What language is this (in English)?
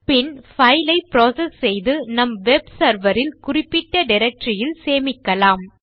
Tamil